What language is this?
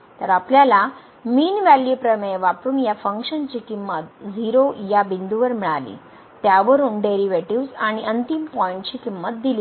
Marathi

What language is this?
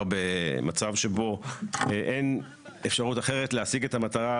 Hebrew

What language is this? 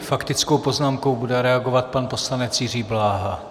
Czech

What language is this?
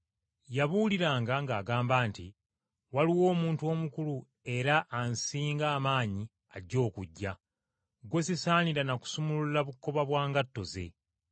Ganda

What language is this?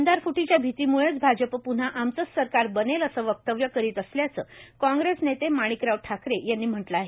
Marathi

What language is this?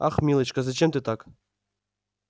Russian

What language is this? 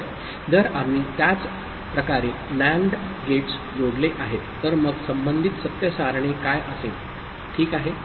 Marathi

